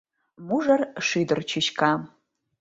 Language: Mari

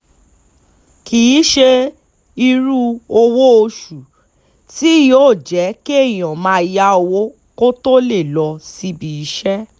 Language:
Yoruba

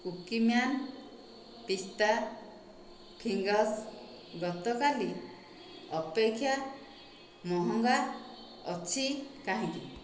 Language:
Odia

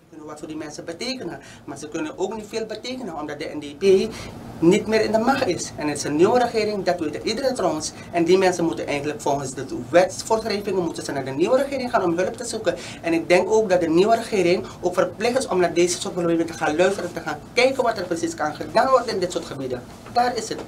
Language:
Dutch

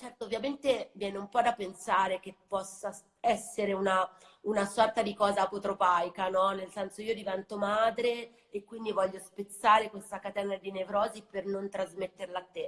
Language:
Italian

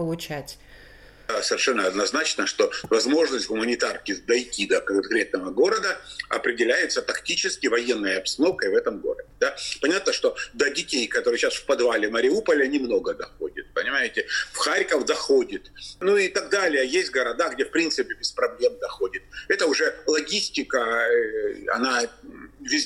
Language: Russian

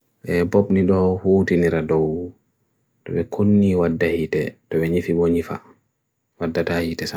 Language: Bagirmi Fulfulde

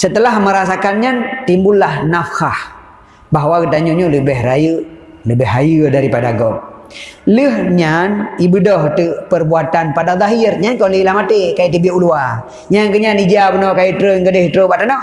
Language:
Malay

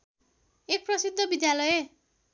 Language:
Nepali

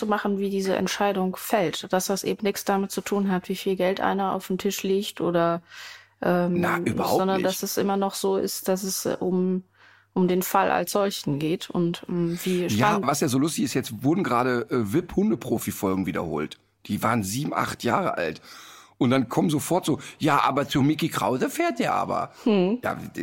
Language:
German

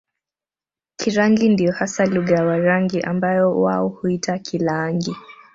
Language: Swahili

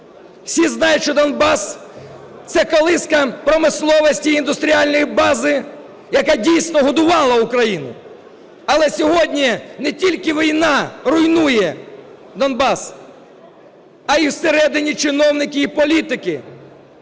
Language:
Ukrainian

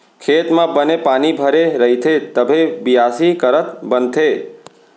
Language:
Chhattisgarhi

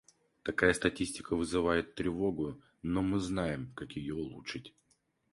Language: Russian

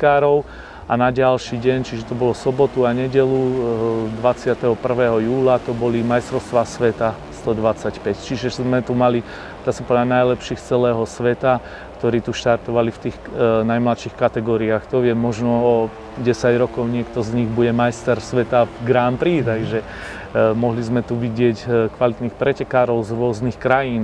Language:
Slovak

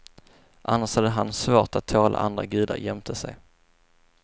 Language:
Swedish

